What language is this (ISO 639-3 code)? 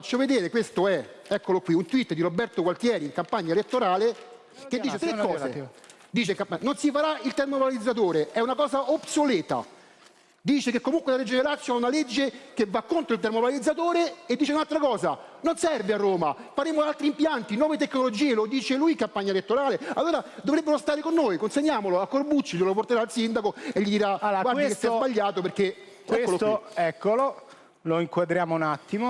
ita